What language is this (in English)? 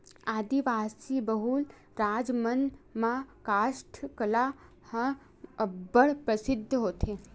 Chhattisgarhi